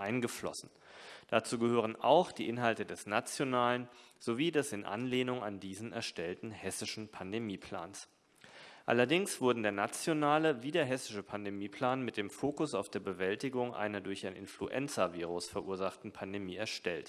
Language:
German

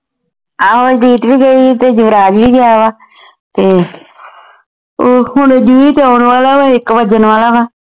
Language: Punjabi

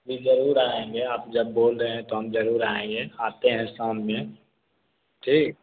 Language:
Hindi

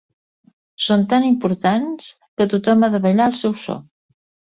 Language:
Catalan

